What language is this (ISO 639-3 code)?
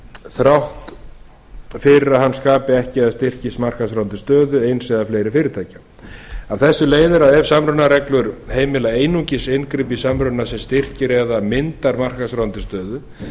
isl